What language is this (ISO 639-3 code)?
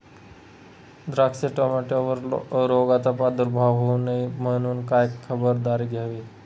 mar